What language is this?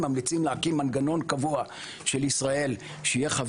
Hebrew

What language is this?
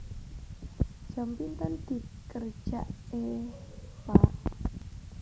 Javanese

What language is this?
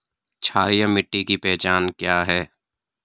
Hindi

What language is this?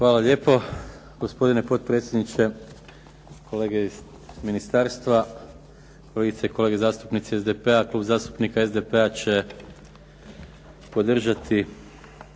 Croatian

